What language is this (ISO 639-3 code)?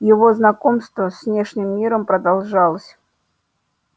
rus